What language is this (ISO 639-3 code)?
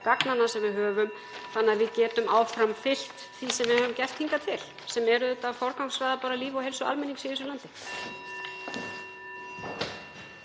isl